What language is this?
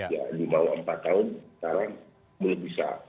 Indonesian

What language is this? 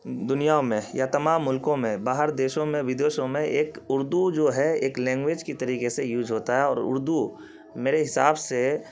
Urdu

